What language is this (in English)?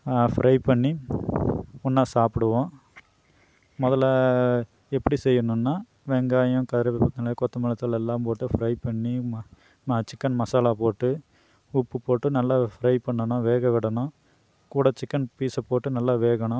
Tamil